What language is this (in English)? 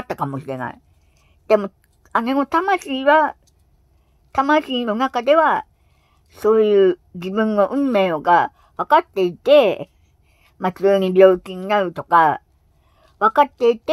Japanese